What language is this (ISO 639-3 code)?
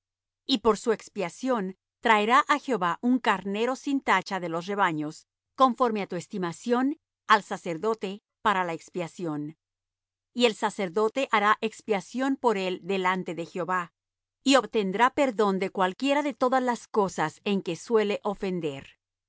spa